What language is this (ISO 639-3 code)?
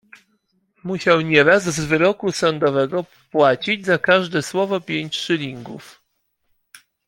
pol